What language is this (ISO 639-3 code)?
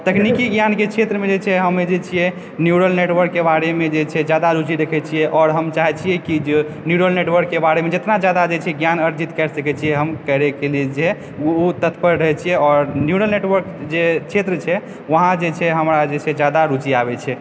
mai